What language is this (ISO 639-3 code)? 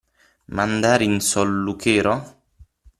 ita